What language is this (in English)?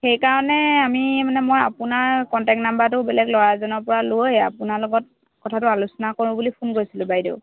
Assamese